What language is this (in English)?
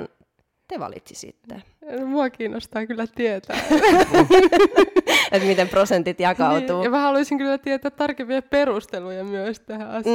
Finnish